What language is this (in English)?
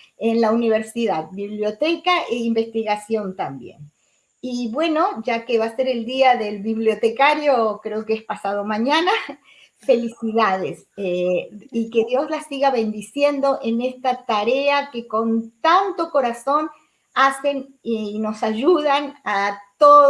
Spanish